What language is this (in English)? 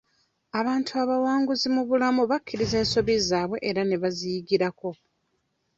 Ganda